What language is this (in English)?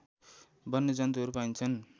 Nepali